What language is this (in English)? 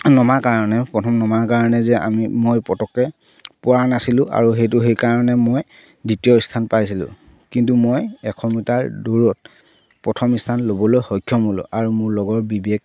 Assamese